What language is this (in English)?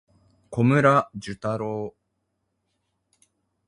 Japanese